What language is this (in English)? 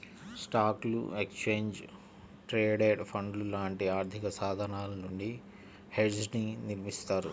Telugu